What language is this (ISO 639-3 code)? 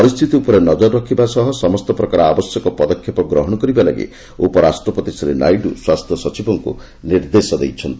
ori